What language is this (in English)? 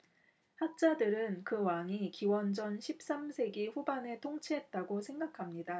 Korean